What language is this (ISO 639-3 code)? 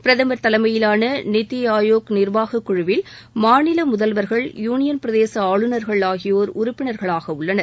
tam